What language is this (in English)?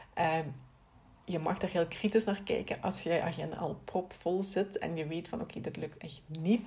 Dutch